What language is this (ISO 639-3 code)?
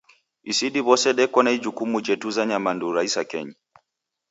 dav